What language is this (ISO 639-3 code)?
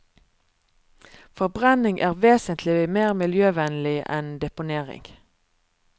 nor